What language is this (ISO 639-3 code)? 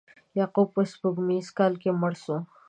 pus